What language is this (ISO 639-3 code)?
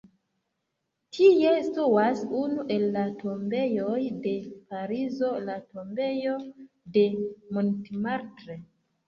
epo